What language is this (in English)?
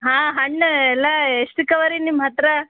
Kannada